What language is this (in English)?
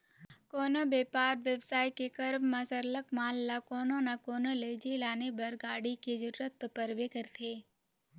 Chhattisgarhi